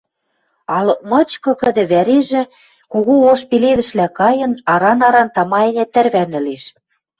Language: Western Mari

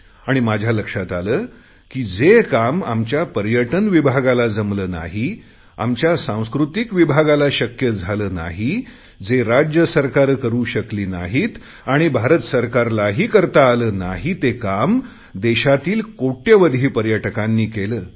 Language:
Marathi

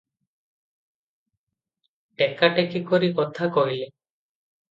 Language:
Odia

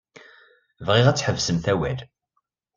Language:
Kabyle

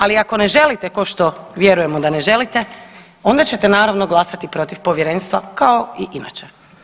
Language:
Croatian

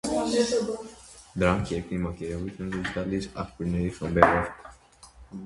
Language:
Armenian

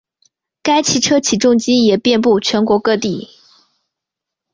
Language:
Chinese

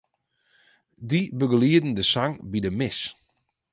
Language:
Western Frisian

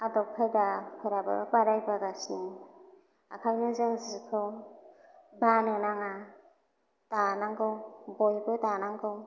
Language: Bodo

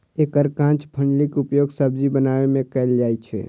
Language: Maithili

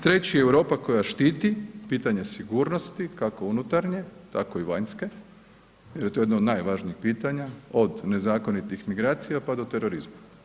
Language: Croatian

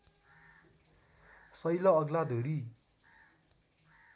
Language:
Nepali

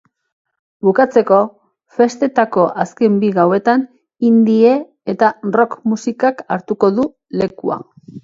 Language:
Basque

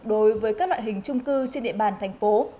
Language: Vietnamese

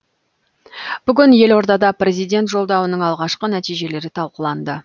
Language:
Kazakh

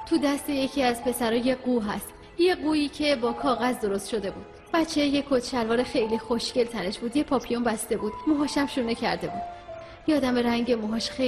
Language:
Persian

